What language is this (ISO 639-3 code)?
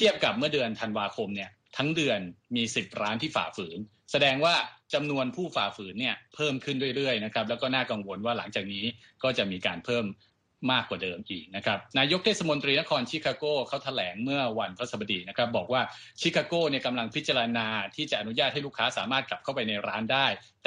tha